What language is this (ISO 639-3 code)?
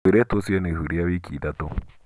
kik